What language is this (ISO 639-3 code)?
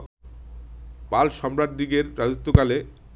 ben